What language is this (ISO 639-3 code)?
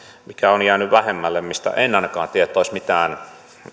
fin